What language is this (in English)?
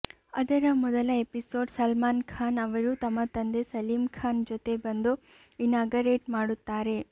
Kannada